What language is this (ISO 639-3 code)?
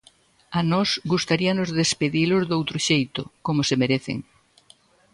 glg